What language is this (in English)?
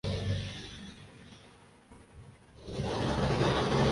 Urdu